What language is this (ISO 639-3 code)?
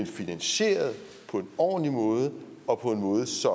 dan